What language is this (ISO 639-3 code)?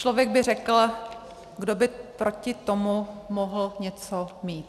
ces